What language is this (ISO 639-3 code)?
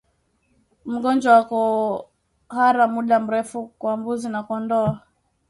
swa